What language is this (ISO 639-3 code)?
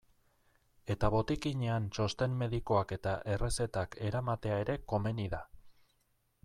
eus